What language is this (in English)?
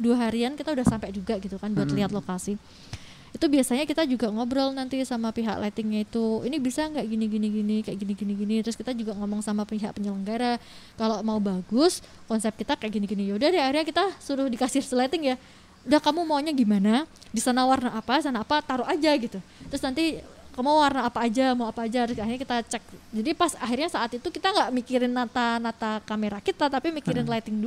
Indonesian